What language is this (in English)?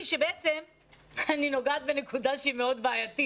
Hebrew